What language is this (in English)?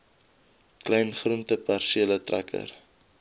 Afrikaans